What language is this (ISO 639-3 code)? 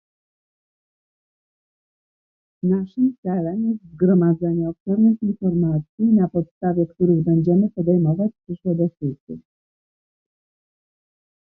pol